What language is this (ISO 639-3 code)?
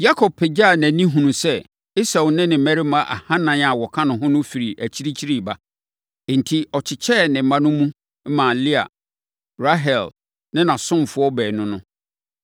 aka